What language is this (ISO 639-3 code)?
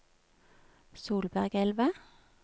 nor